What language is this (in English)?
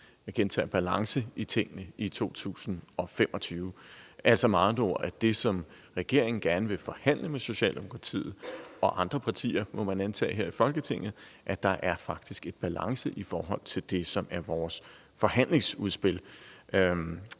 Danish